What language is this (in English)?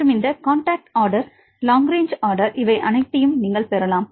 Tamil